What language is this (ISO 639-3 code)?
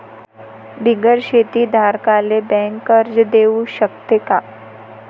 mar